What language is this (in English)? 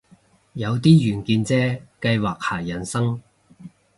Cantonese